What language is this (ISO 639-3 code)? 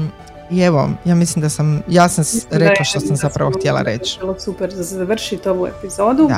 hrv